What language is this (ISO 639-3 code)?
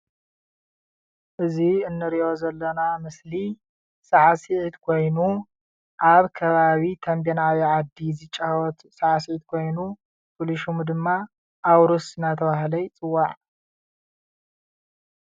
tir